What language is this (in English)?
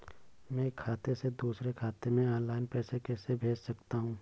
Hindi